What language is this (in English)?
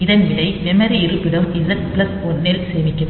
Tamil